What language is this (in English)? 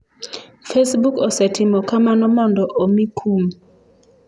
Luo (Kenya and Tanzania)